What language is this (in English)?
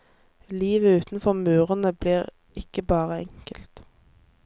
Norwegian